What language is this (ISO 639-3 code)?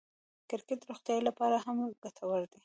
pus